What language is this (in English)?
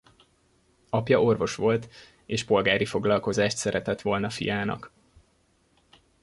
Hungarian